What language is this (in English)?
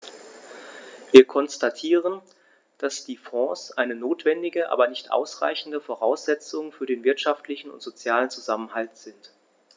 German